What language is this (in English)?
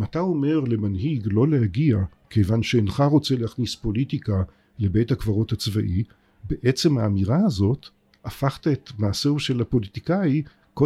Hebrew